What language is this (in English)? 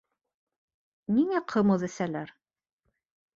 Bashkir